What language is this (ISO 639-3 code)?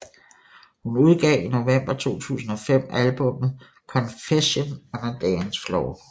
dan